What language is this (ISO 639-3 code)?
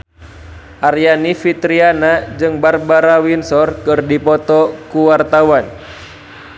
sun